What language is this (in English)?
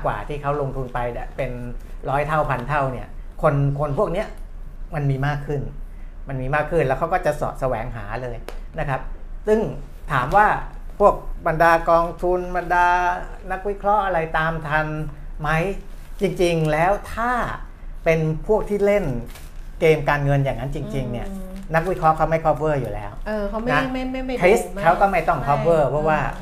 Thai